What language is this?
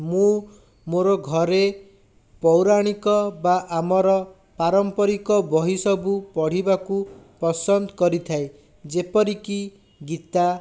Odia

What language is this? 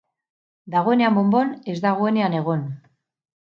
Basque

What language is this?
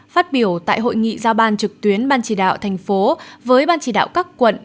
Vietnamese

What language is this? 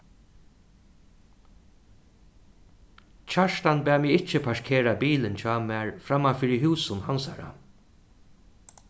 Faroese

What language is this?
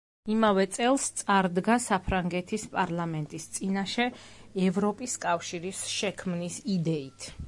Georgian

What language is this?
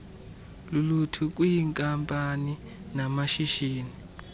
Xhosa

